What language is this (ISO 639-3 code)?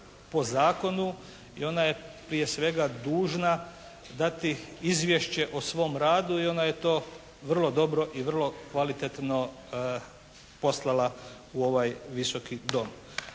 hrv